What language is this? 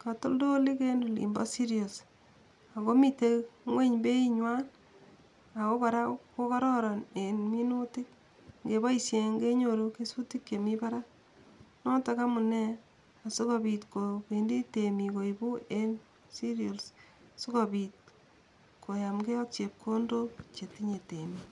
Kalenjin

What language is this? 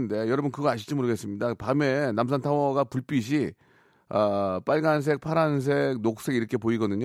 Korean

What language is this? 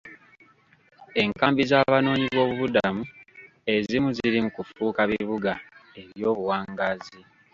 Ganda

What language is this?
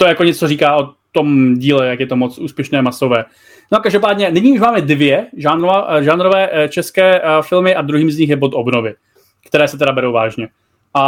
Czech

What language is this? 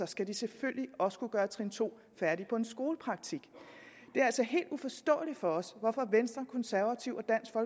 Danish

